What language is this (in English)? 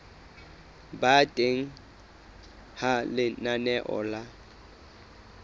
Southern Sotho